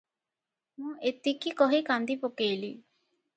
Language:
Odia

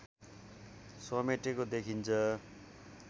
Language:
Nepali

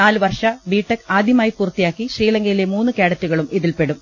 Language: Malayalam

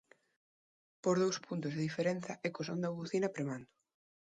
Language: Galician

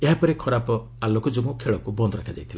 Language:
Odia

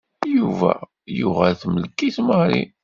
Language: Kabyle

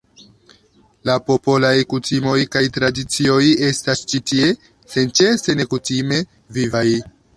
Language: Esperanto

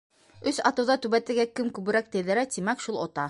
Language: Bashkir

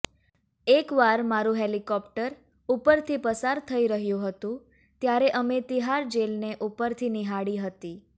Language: Gujarati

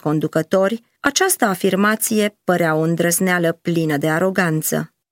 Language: Romanian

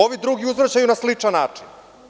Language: Serbian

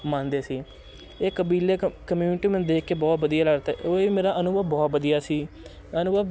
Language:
Punjabi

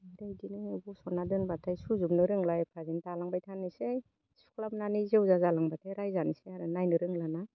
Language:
Bodo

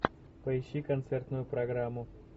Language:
Russian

